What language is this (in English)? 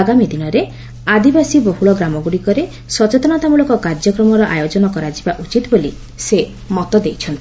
Odia